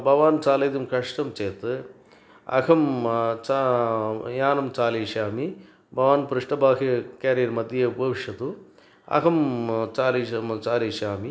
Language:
Sanskrit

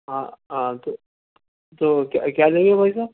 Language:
Urdu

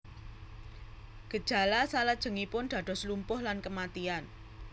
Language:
Javanese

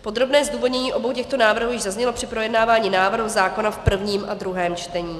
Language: Czech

